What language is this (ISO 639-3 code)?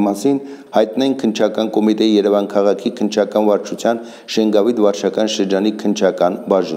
ron